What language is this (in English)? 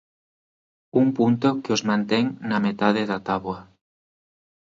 Galician